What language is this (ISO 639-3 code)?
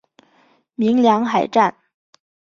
zho